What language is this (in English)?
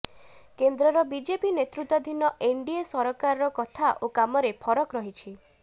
Odia